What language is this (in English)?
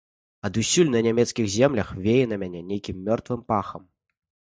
Belarusian